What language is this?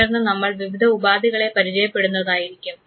Malayalam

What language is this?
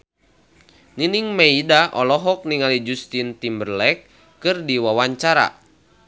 Sundanese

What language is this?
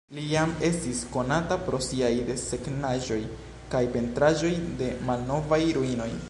Esperanto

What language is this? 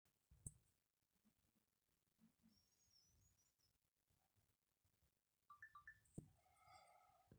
Masai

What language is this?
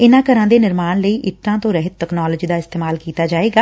Punjabi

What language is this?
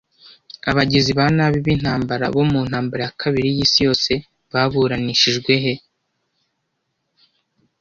Kinyarwanda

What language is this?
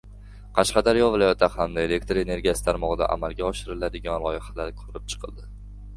Uzbek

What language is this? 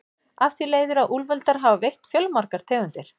Icelandic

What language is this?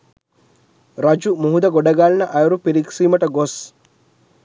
Sinhala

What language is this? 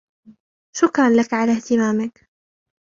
Arabic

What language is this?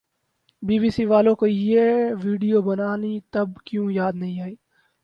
Urdu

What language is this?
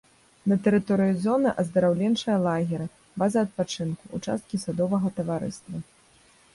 Belarusian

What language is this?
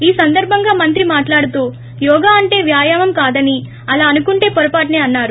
Telugu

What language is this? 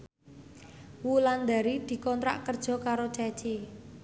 Javanese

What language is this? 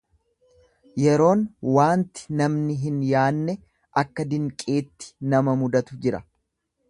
Oromo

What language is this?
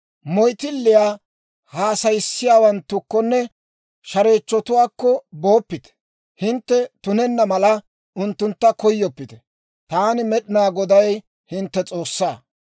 Dawro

